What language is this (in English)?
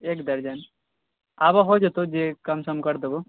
Maithili